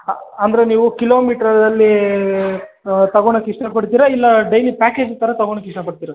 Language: Kannada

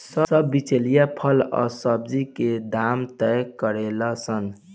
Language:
Bhojpuri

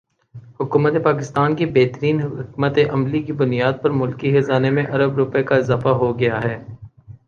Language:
Urdu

